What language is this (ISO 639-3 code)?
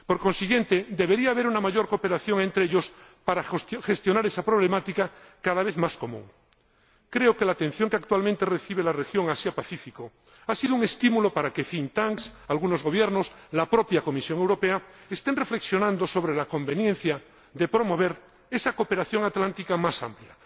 spa